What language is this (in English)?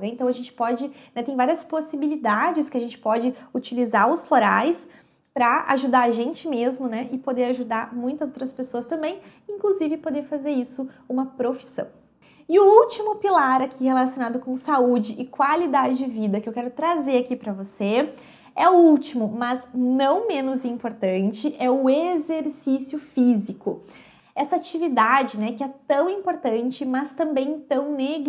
Portuguese